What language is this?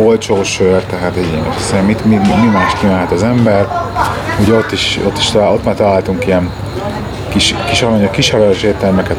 Hungarian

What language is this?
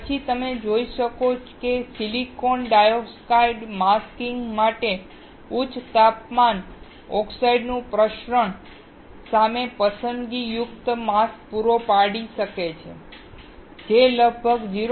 Gujarati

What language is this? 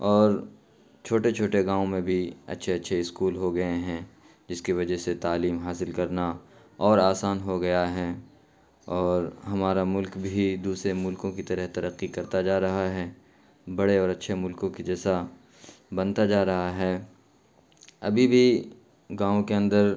Urdu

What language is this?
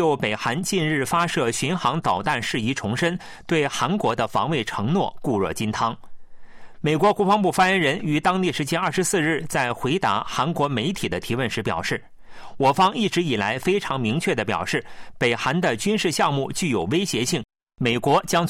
Chinese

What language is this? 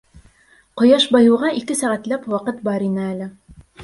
Bashkir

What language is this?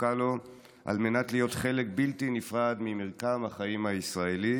Hebrew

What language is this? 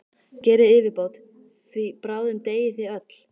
Icelandic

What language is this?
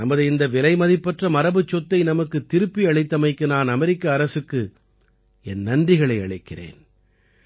Tamil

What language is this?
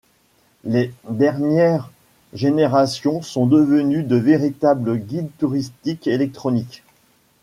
French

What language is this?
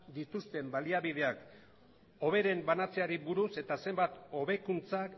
Basque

